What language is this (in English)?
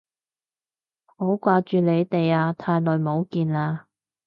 Cantonese